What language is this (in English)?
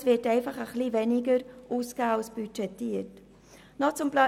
Swiss German